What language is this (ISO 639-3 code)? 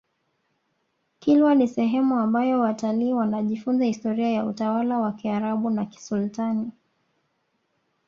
swa